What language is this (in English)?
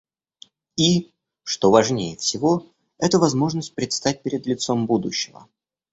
Russian